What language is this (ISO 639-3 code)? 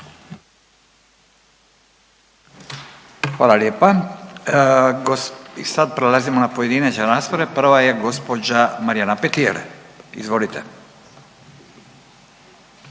hrv